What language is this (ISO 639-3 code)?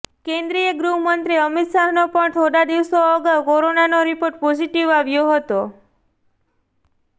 guj